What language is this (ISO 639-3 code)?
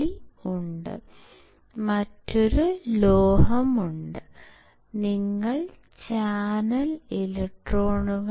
mal